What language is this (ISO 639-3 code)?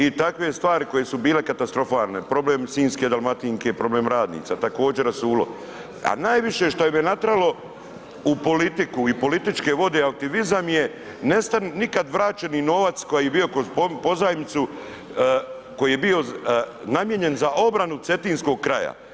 hrv